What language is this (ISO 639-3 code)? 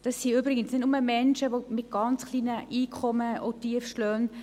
gsw